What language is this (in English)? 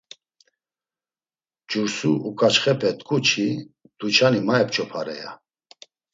Laz